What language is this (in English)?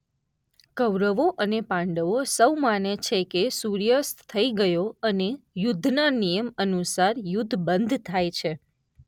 Gujarati